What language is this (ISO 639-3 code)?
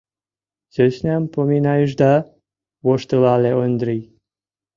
chm